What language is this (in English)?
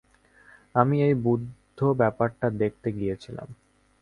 Bangla